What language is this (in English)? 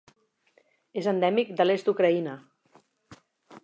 Catalan